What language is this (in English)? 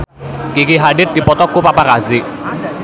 Sundanese